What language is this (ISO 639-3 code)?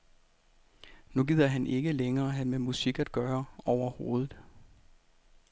dan